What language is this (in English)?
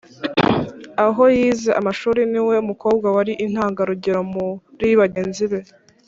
Kinyarwanda